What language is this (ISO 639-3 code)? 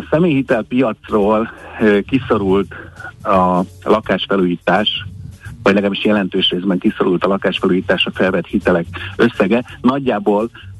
hun